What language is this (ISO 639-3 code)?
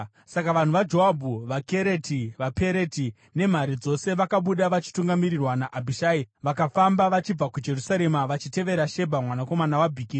sna